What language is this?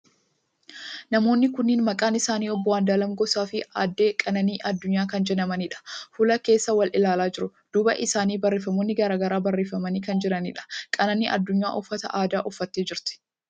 Oromo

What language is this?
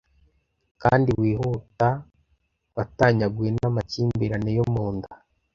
Kinyarwanda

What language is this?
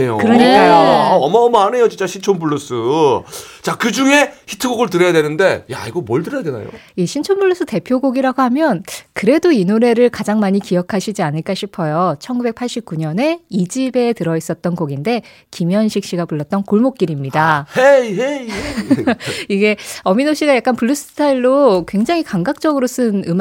Korean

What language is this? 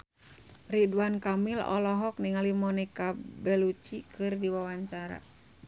Sundanese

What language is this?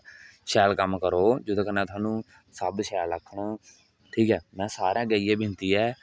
Dogri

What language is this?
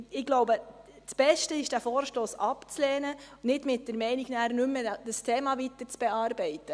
Swiss German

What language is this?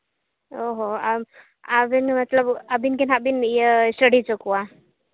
Santali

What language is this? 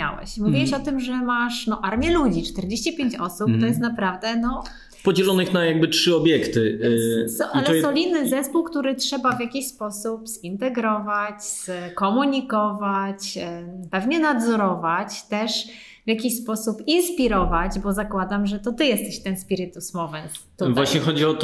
Polish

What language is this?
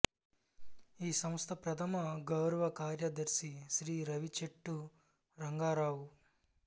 Telugu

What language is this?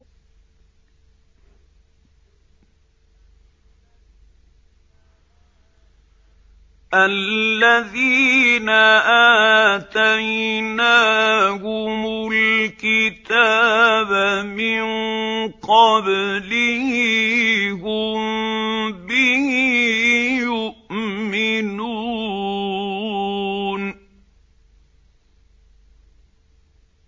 Arabic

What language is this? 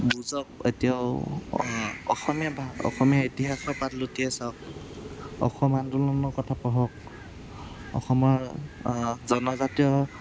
Assamese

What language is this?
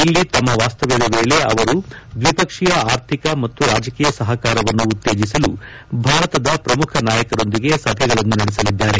Kannada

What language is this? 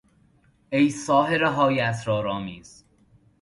Persian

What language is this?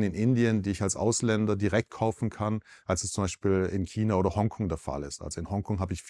German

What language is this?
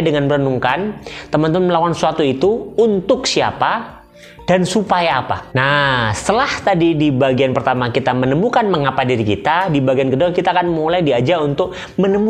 Indonesian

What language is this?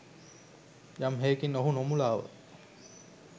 Sinhala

